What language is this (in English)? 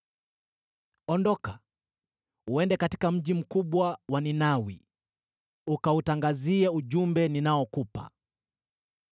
Swahili